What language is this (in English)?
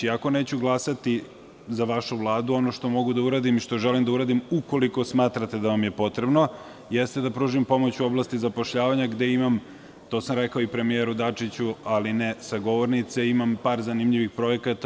Serbian